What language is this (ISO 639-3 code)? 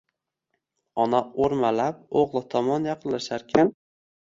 uzb